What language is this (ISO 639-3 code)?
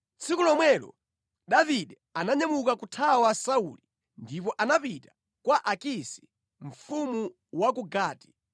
nya